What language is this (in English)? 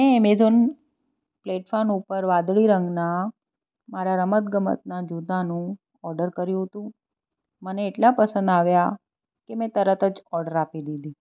Gujarati